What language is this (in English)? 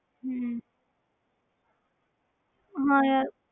Punjabi